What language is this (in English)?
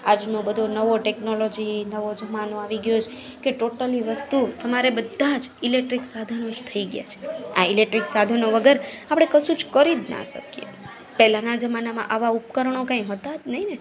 Gujarati